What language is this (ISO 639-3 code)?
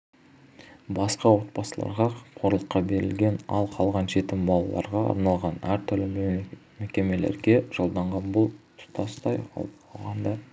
kaz